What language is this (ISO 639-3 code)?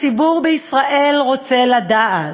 heb